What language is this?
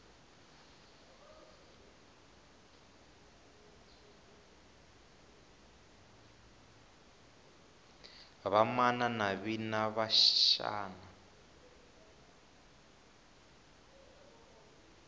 Tsonga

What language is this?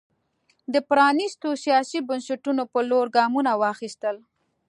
Pashto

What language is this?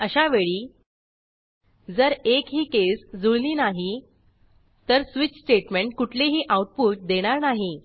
Marathi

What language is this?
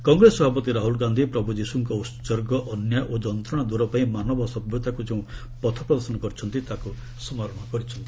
Odia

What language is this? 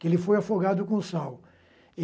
Portuguese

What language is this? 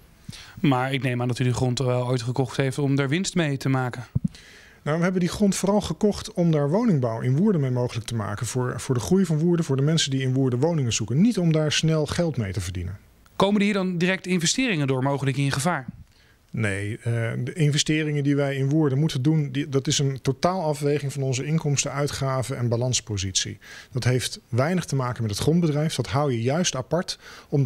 Dutch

